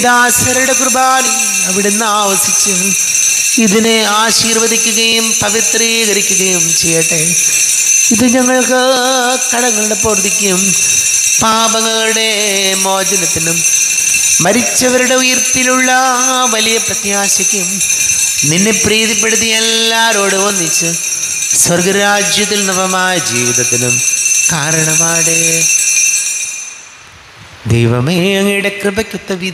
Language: Malayalam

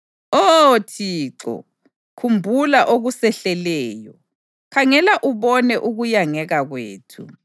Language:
North Ndebele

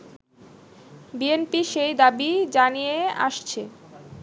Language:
Bangla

